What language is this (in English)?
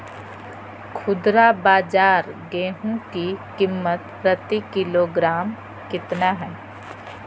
Magahi